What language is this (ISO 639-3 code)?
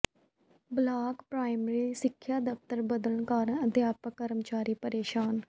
pan